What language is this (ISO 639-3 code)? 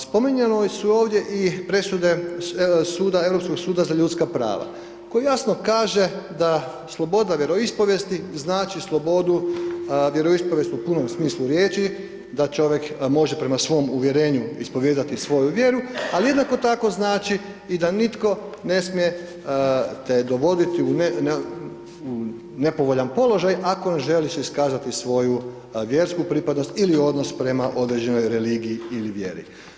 hrv